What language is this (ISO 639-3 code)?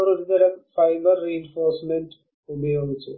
mal